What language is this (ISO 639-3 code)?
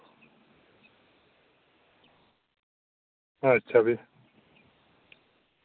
doi